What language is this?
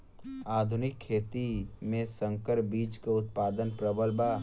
Bhojpuri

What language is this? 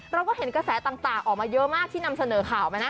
Thai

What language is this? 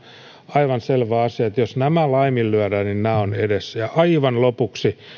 Finnish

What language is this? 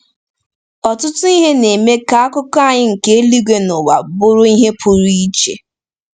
Igbo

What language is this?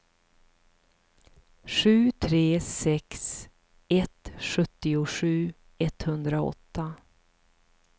Swedish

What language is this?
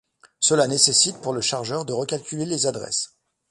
French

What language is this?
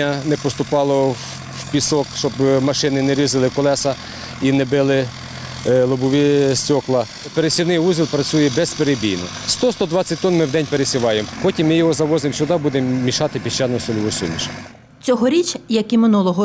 Ukrainian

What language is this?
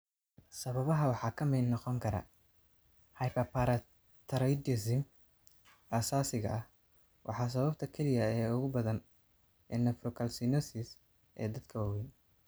Somali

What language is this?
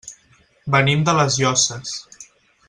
Catalan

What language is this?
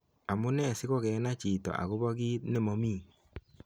Kalenjin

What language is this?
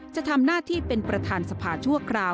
Thai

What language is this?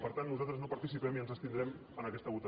Catalan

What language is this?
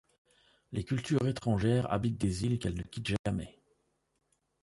French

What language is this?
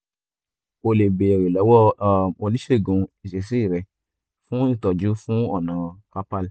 Yoruba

